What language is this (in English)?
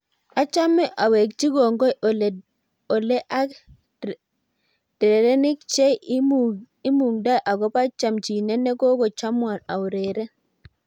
Kalenjin